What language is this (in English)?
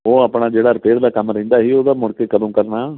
Punjabi